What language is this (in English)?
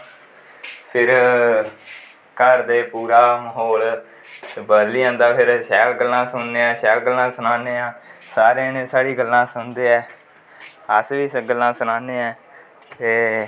Dogri